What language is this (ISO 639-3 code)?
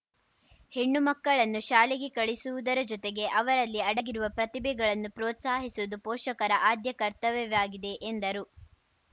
kan